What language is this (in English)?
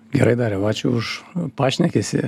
Lithuanian